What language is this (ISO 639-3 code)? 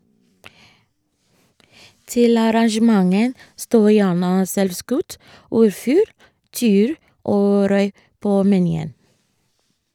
nor